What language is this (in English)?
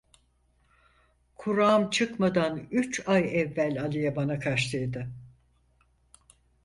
Turkish